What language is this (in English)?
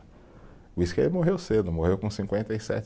Portuguese